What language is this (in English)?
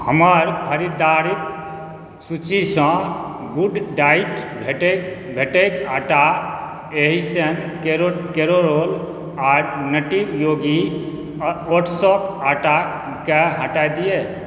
Maithili